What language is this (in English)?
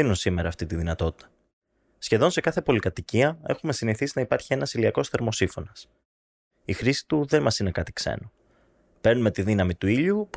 Greek